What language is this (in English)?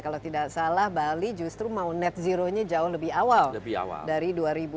Indonesian